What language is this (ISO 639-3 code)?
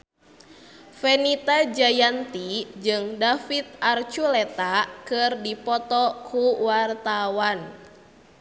sun